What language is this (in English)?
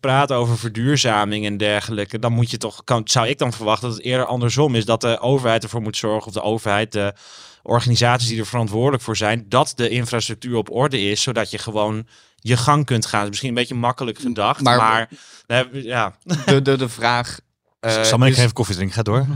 Dutch